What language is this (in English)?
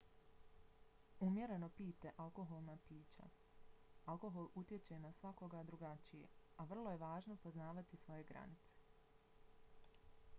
Bosnian